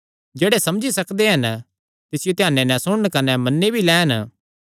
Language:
Kangri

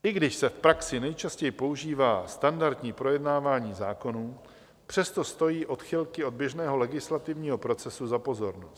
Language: Czech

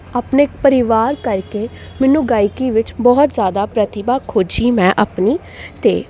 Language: Punjabi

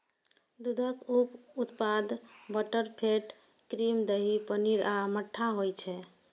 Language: Maithili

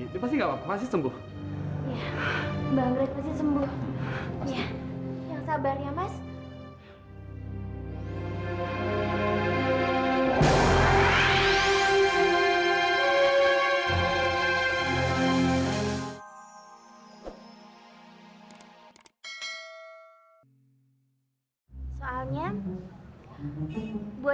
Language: Indonesian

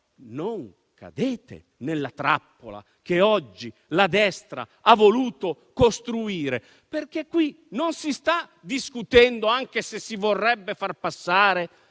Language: Italian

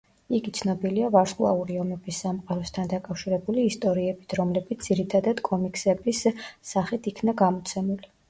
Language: Georgian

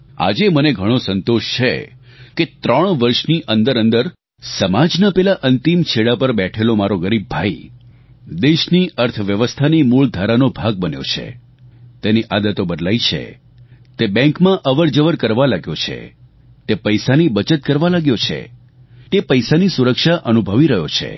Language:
Gujarati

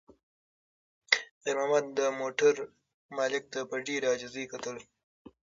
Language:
Pashto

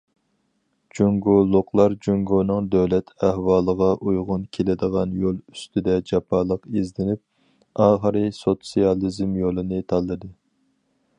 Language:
Uyghur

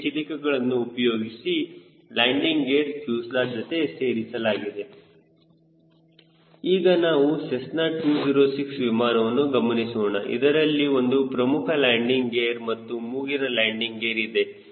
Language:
Kannada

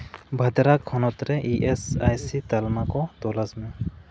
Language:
Santali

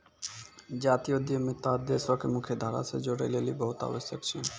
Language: Maithili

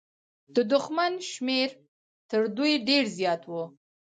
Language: Pashto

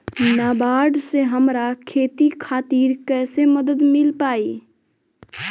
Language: Bhojpuri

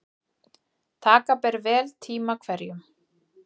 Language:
Icelandic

